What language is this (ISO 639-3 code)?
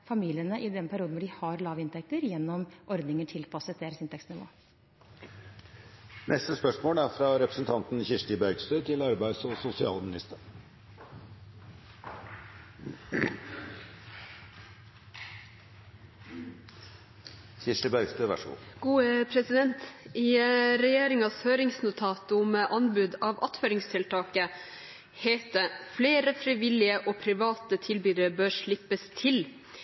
nob